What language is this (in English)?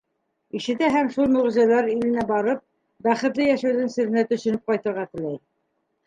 Bashkir